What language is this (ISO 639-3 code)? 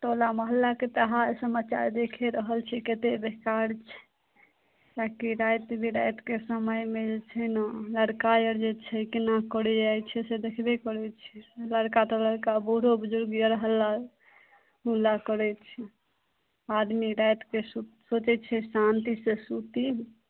mai